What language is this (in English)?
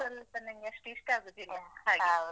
Kannada